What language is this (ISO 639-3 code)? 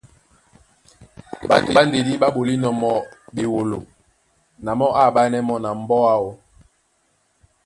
dua